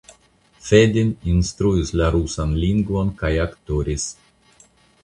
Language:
Esperanto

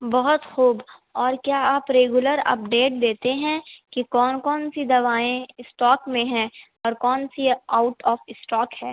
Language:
Urdu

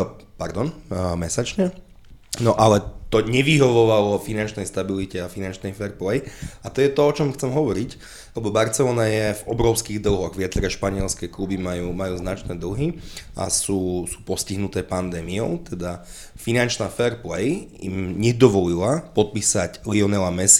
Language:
Slovak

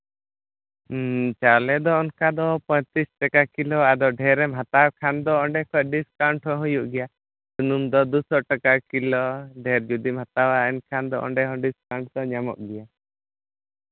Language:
Santali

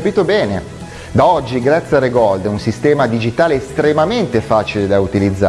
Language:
Italian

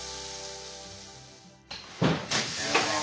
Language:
Japanese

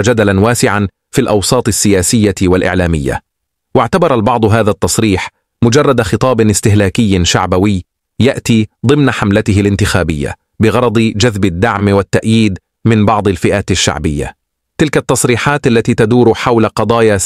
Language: Arabic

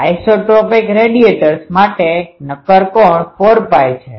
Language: Gujarati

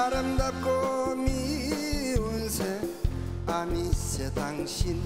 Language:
Korean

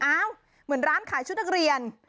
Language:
Thai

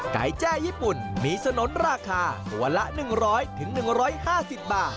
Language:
Thai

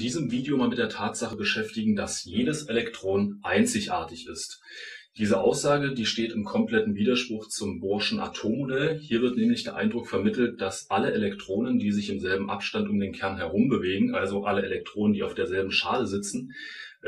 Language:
German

